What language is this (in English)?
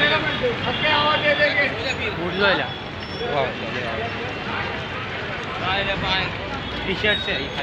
Hindi